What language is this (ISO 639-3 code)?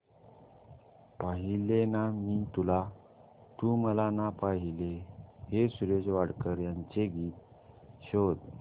mar